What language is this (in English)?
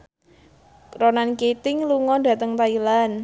Javanese